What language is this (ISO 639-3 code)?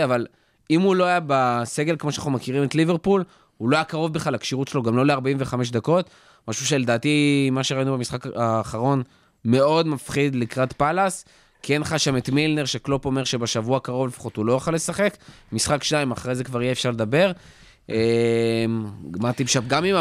heb